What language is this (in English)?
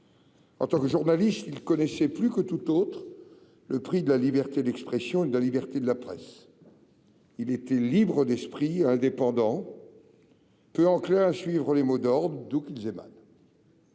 French